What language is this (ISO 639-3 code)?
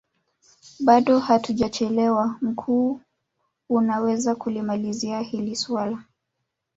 swa